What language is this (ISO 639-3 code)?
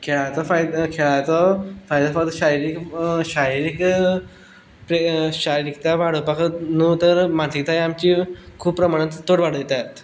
kok